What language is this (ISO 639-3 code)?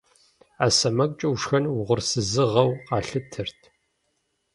kbd